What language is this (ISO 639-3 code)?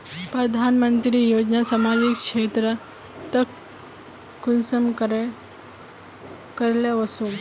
mag